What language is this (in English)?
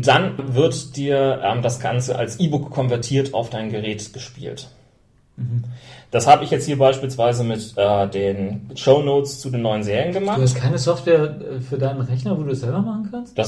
German